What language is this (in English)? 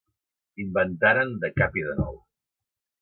Catalan